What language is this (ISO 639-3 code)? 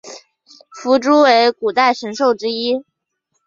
zho